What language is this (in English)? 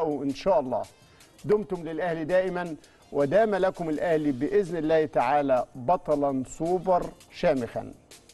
Arabic